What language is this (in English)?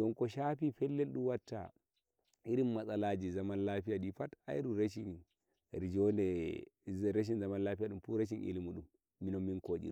Nigerian Fulfulde